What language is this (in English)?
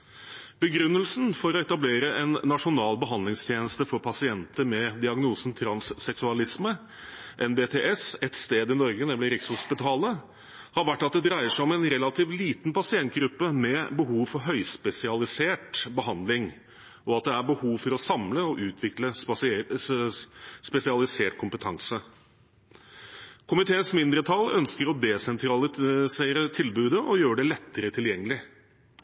Norwegian Bokmål